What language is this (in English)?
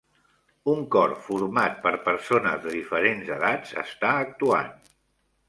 Catalan